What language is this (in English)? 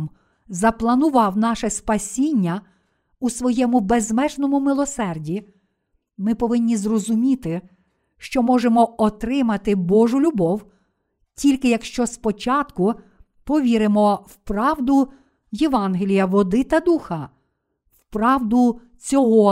Ukrainian